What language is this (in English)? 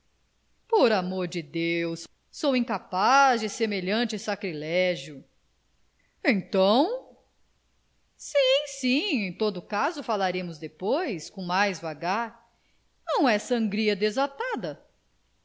Portuguese